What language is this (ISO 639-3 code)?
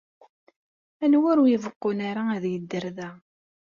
kab